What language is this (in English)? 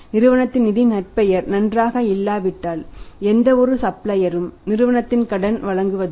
Tamil